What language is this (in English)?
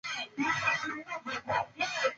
Swahili